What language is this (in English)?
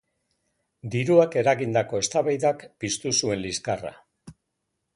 Basque